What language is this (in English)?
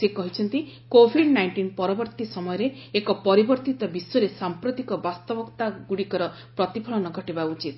Odia